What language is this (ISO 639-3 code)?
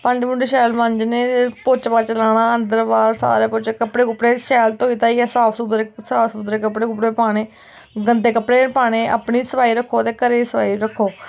doi